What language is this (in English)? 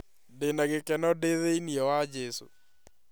Kikuyu